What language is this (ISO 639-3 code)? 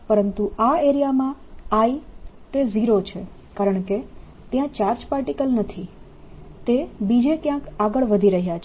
guj